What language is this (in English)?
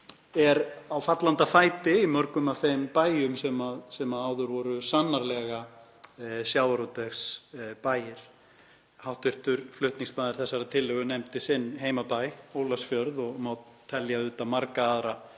Icelandic